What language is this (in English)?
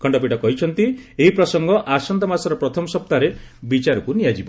Odia